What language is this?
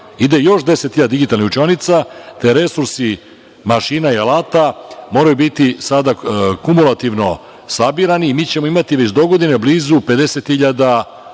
Serbian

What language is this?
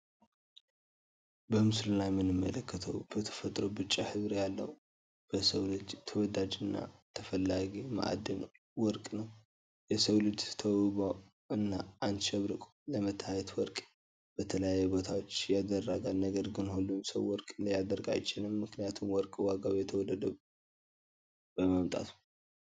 Tigrinya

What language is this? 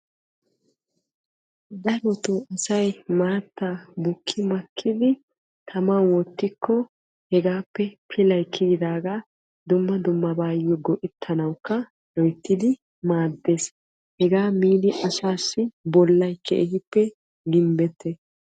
Wolaytta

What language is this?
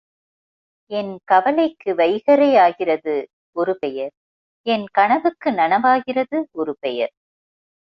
Tamil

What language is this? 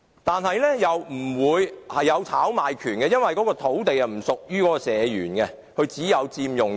Cantonese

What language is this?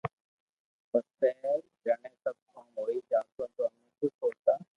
Loarki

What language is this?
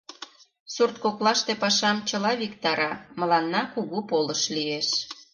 Mari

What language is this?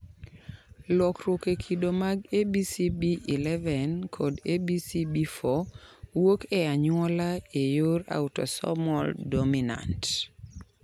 Luo (Kenya and Tanzania)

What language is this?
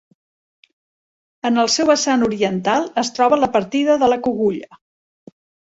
Catalan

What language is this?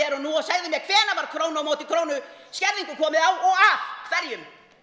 Icelandic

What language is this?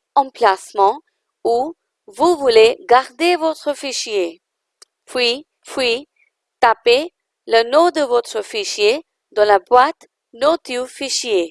French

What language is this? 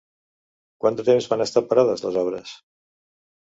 Catalan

